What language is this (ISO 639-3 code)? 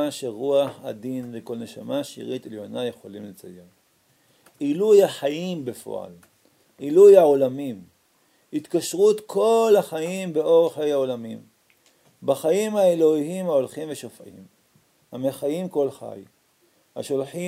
heb